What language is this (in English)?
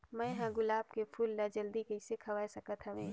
Chhattisgarhi